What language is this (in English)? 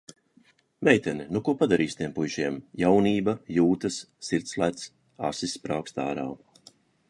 Latvian